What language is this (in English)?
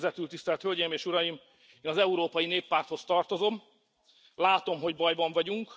Hungarian